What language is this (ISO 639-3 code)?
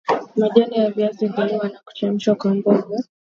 swa